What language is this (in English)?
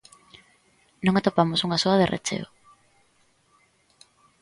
Galician